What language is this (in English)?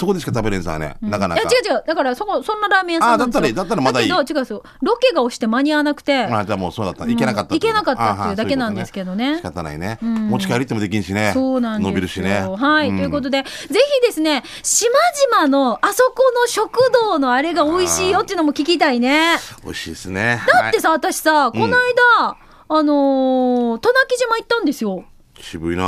Japanese